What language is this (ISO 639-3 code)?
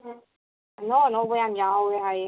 mni